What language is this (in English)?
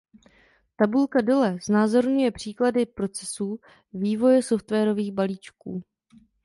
Czech